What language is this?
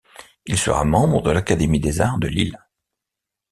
French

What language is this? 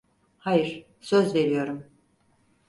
Turkish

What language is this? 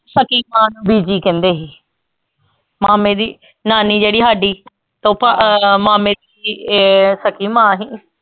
Punjabi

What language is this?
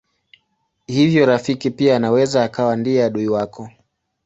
Swahili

